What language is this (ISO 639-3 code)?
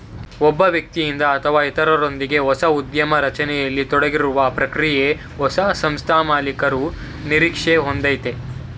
kan